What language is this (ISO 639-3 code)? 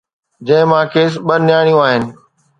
snd